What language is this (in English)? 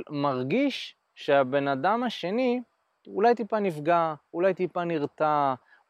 Hebrew